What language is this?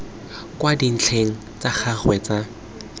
Tswana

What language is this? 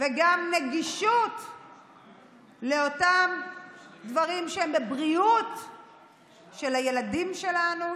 Hebrew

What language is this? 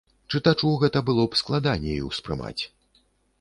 Belarusian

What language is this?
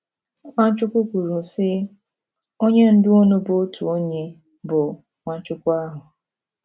Igbo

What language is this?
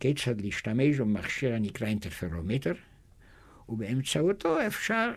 Hebrew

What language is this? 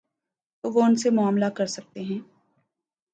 Urdu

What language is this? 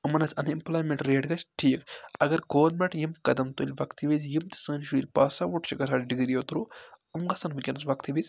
Kashmiri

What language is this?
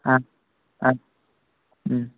Kannada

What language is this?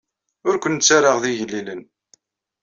Kabyle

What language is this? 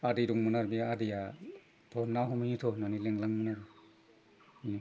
Bodo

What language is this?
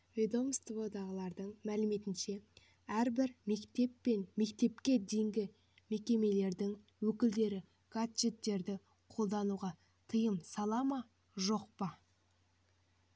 Kazakh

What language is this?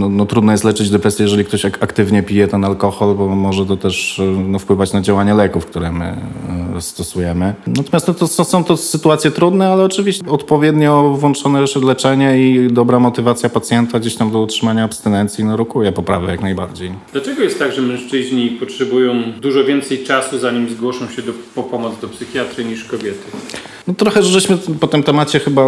Polish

